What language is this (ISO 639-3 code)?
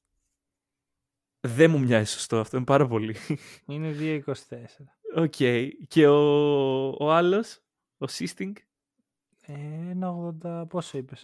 ell